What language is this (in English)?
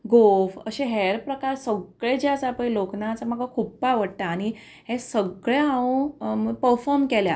Konkani